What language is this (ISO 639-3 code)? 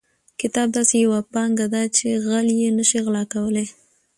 pus